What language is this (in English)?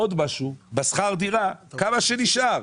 Hebrew